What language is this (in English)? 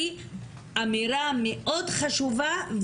Hebrew